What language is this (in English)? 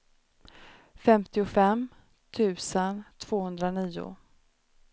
Swedish